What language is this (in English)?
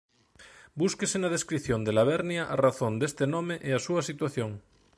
Galician